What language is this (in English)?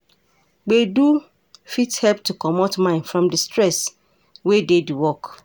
Nigerian Pidgin